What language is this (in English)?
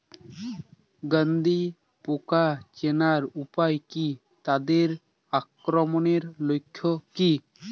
Bangla